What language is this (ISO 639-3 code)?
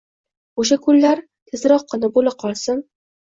uzb